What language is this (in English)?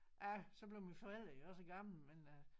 Danish